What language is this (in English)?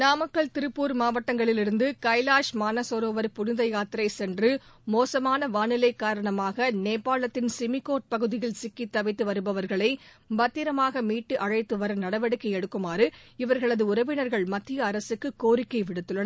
Tamil